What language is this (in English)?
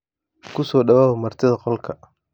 Somali